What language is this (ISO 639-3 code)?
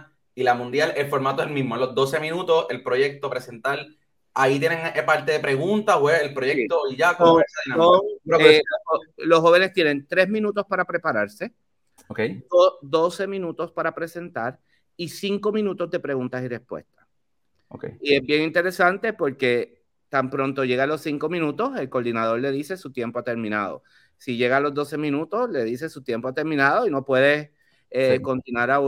spa